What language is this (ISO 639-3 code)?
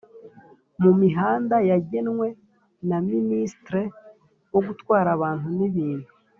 kin